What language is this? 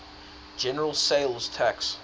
English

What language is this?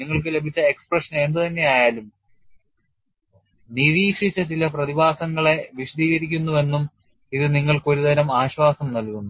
Malayalam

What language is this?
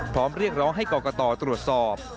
Thai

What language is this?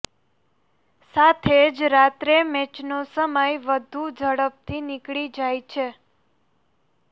Gujarati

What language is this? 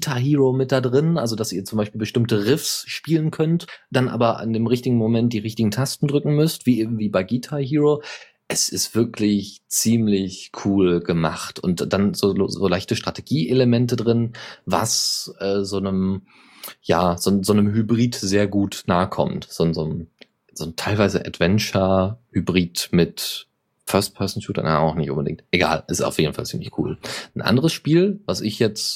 German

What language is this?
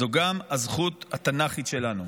Hebrew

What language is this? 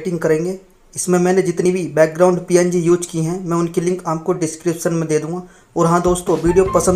Hindi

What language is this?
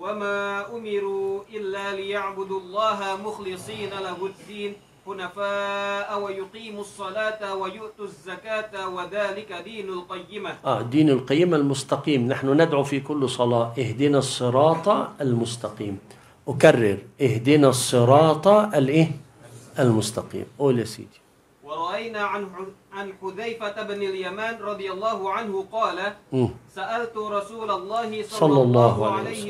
Arabic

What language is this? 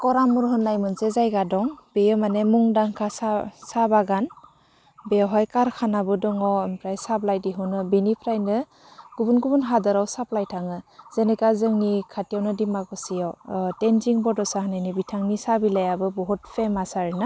Bodo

